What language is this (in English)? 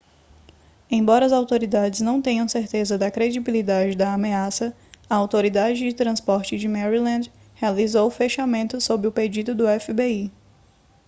Portuguese